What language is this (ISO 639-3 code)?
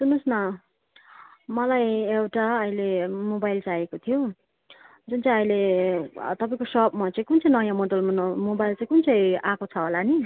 nep